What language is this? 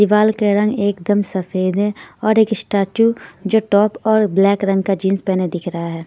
Hindi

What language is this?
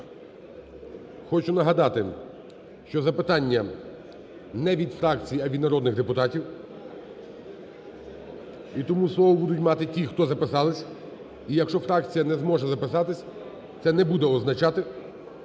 Ukrainian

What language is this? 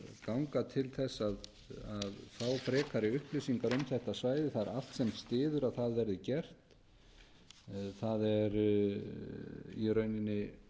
Icelandic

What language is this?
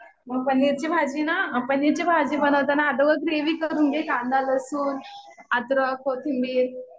Marathi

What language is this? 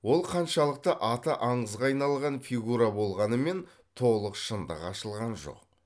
Kazakh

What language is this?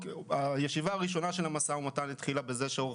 Hebrew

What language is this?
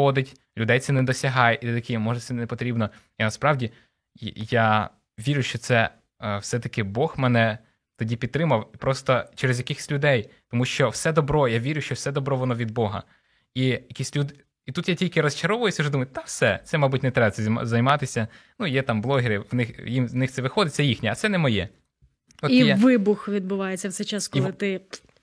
Ukrainian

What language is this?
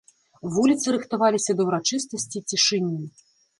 Belarusian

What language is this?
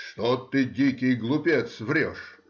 Russian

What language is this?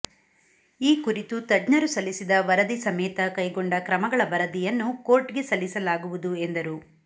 Kannada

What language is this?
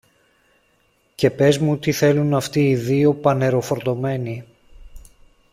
Greek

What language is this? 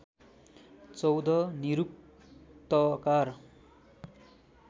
Nepali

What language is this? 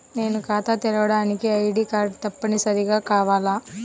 Telugu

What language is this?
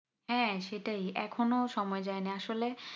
Bangla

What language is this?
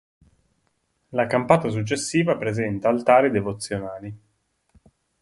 Italian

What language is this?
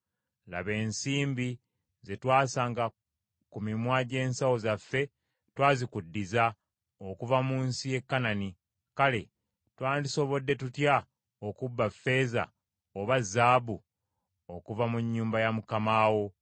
Ganda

